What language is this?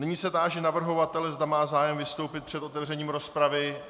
Czech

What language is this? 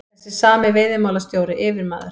Icelandic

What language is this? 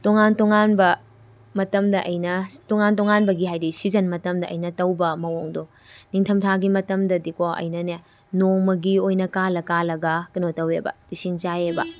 Manipuri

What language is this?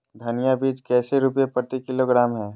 Magahi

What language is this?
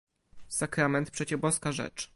Polish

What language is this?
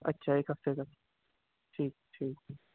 Urdu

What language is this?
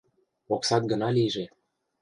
Mari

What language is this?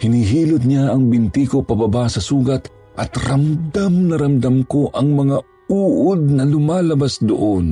Filipino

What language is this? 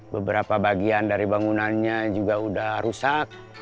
Indonesian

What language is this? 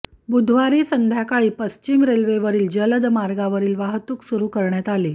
Marathi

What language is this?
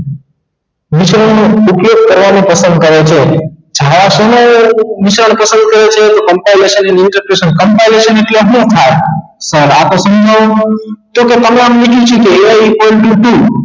Gujarati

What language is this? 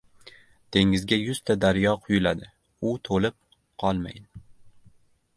Uzbek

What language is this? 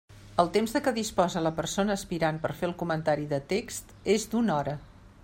Catalan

